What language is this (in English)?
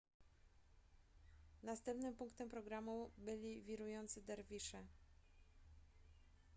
Polish